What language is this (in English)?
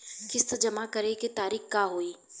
Bhojpuri